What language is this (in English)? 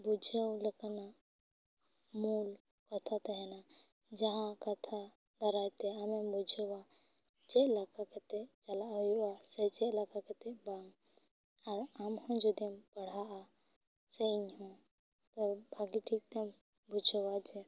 Santali